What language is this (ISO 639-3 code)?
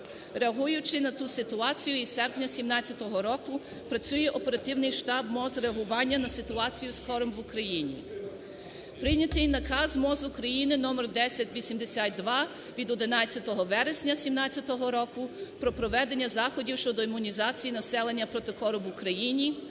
ukr